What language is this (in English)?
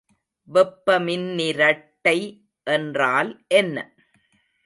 Tamil